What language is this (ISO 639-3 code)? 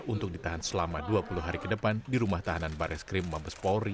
ind